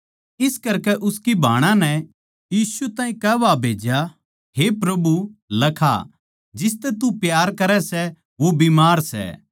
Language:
Haryanvi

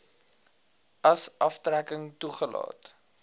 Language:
Afrikaans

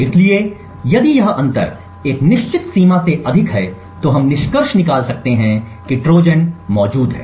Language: Hindi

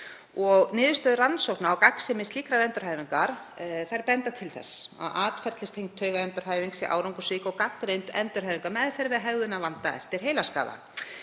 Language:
Icelandic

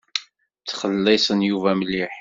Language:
Kabyle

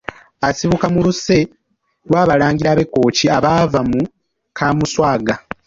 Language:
Ganda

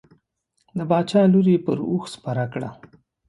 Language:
Pashto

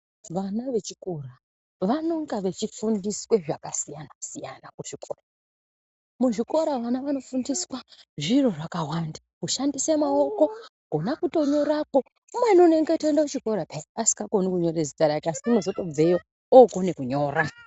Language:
Ndau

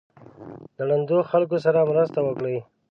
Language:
Pashto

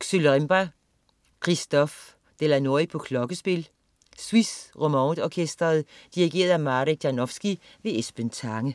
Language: Danish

